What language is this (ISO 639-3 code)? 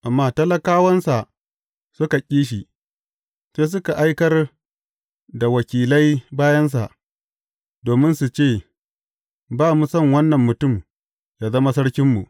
hau